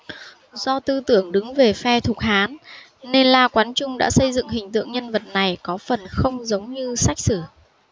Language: Vietnamese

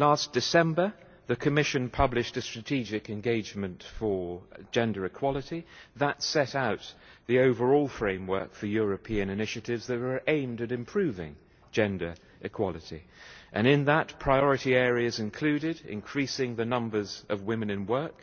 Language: English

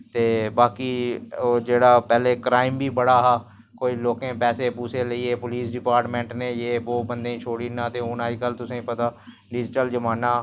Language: Dogri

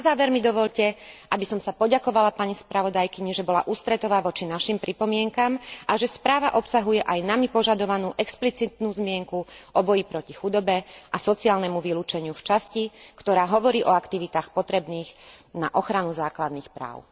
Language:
Slovak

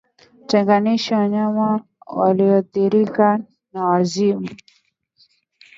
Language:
Swahili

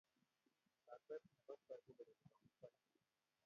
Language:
Kalenjin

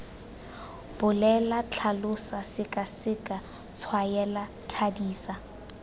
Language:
Tswana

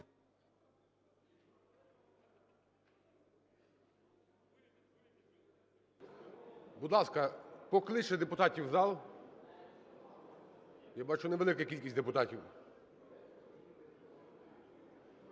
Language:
Ukrainian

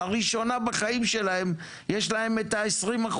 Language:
Hebrew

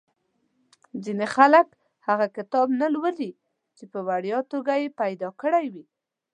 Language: Pashto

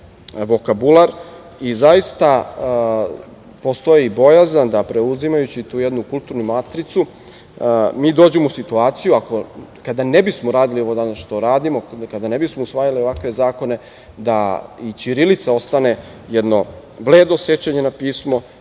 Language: Serbian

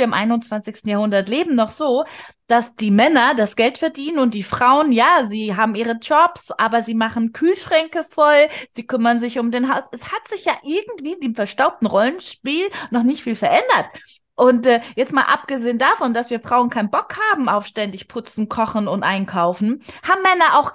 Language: German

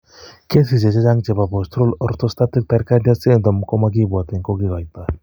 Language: Kalenjin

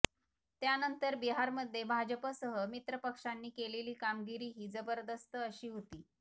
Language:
Marathi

